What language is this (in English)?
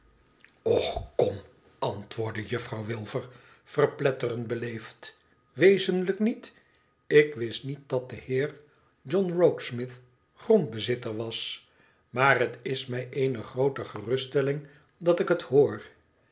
Dutch